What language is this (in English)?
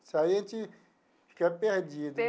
Portuguese